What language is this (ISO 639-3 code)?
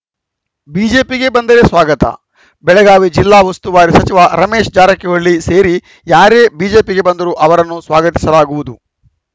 kan